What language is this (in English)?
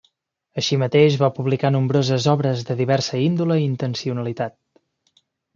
Catalan